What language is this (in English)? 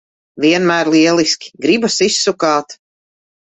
Latvian